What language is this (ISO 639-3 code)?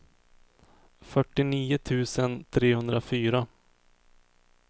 swe